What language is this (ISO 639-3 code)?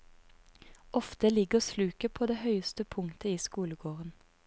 nor